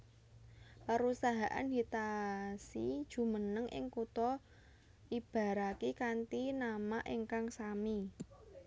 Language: Javanese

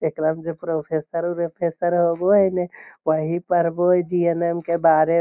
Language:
Magahi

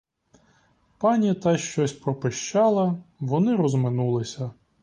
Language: Ukrainian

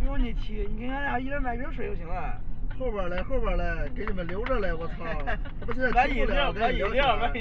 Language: Chinese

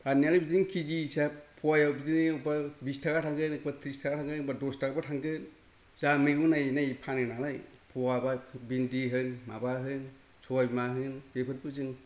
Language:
Bodo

